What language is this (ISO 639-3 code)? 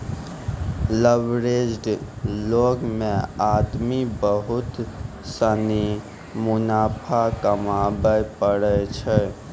mai